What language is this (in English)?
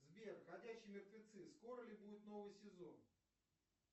Russian